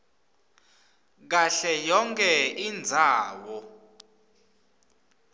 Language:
Swati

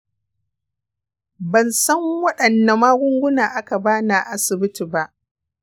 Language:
Hausa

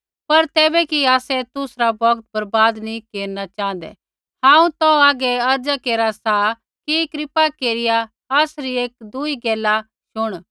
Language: Kullu Pahari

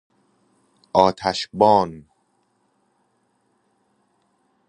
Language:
Persian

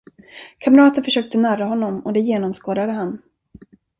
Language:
Swedish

